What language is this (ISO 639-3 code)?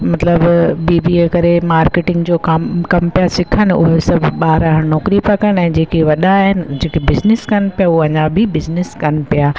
snd